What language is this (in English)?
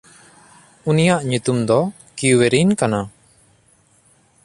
Santali